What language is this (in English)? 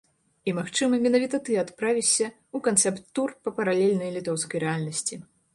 Belarusian